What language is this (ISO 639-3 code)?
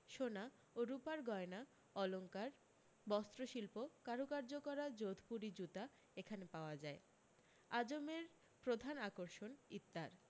ben